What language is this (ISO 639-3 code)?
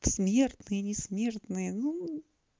rus